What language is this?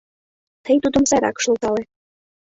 Mari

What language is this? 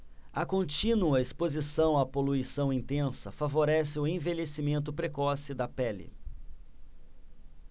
Portuguese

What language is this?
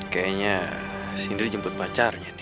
Indonesian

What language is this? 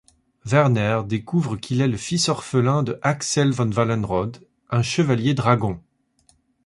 French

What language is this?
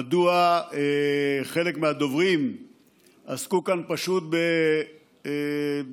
Hebrew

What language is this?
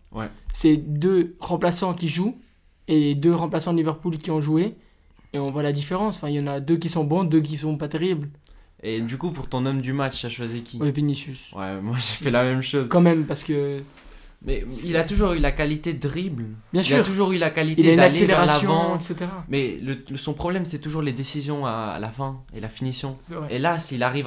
French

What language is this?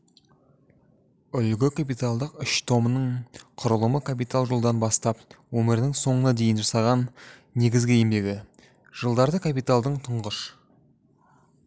Kazakh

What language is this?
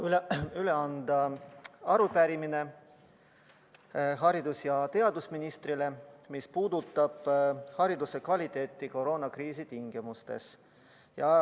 Estonian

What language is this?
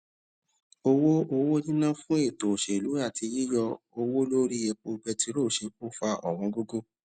Yoruba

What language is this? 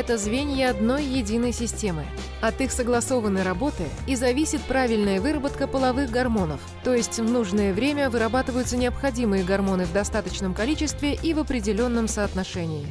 Russian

